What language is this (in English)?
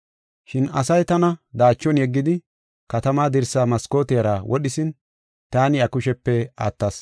Gofa